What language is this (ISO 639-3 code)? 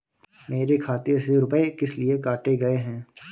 hin